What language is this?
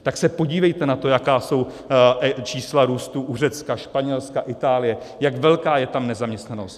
Czech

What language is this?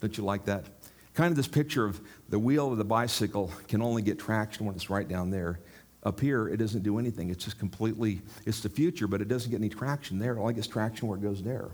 English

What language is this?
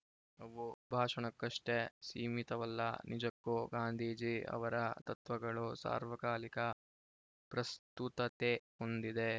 Kannada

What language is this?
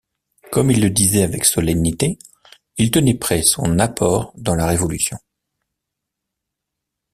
French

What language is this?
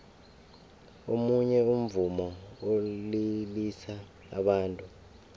South Ndebele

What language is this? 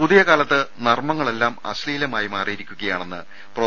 Malayalam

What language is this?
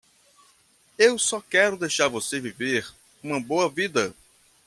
Portuguese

